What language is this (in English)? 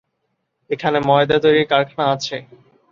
Bangla